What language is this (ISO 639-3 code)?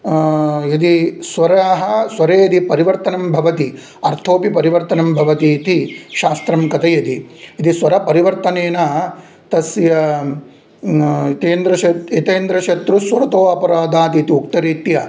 san